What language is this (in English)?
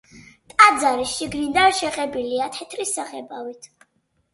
Georgian